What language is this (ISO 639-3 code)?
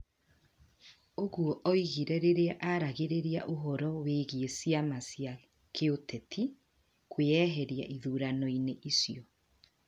kik